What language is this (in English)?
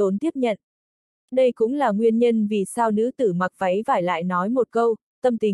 Vietnamese